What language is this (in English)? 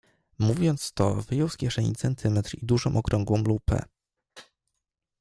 Polish